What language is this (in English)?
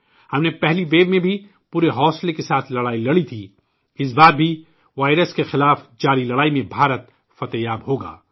Urdu